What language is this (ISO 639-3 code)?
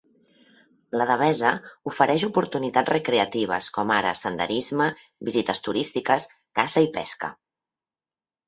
cat